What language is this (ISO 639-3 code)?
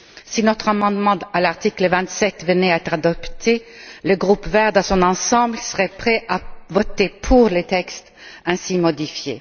fra